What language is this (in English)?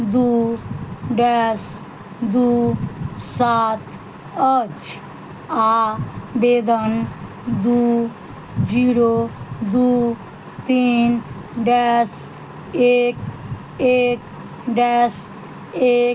Maithili